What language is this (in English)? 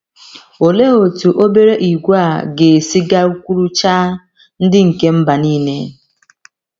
Igbo